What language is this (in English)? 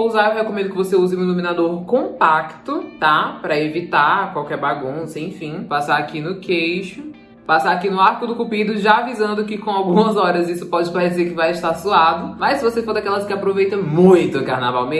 Portuguese